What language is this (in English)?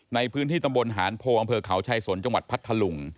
Thai